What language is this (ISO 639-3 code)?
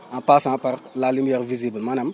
wol